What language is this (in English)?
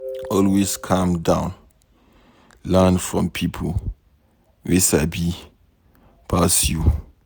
Nigerian Pidgin